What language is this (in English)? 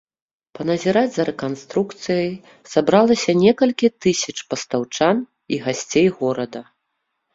Belarusian